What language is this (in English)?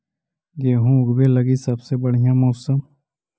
Magahi